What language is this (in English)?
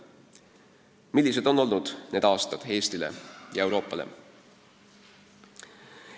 Estonian